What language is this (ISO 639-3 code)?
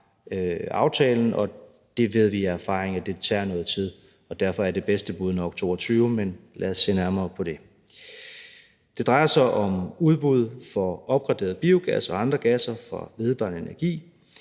dan